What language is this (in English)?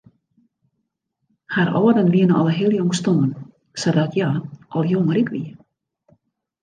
Western Frisian